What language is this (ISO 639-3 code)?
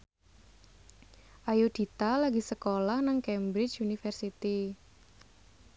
jav